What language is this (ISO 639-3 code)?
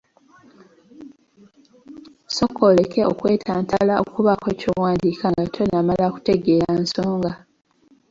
lug